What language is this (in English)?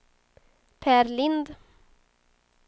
Swedish